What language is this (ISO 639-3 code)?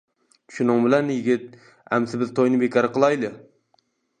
uig